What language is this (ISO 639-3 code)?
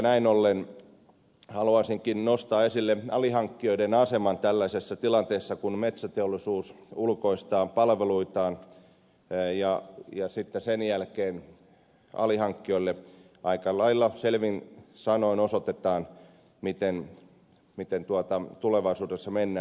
fin